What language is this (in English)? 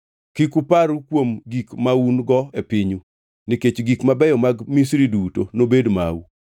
Luo (Kenya and Tanzania)